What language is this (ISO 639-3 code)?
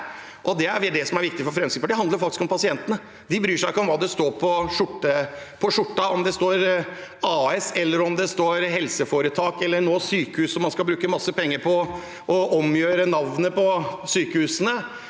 nor